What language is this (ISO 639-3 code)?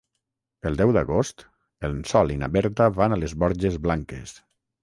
cat